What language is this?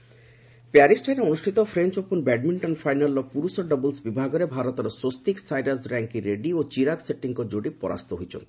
Odia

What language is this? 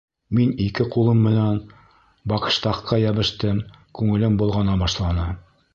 Bashkir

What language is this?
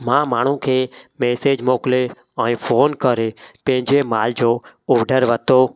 Sindhi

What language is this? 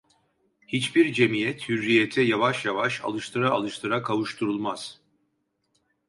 Turkish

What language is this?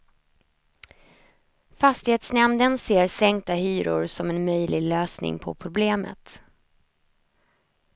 Swedish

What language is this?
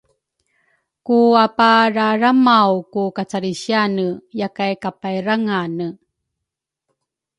Rukai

